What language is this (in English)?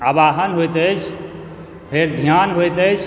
Maithili